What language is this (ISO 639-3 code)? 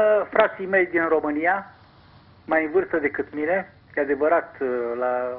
ron